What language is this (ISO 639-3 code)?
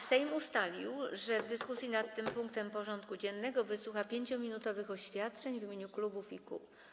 pol